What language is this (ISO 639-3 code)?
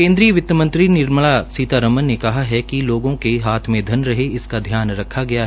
hin